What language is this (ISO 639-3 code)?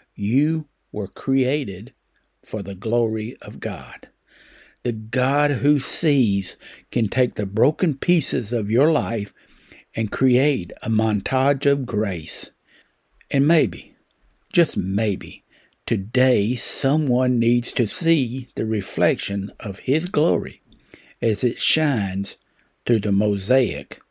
eng